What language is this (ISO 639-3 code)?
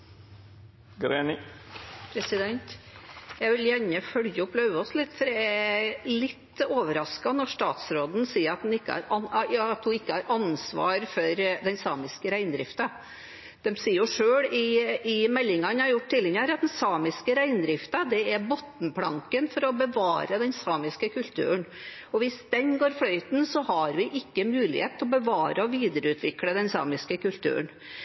nob